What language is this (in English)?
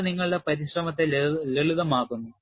Malayalam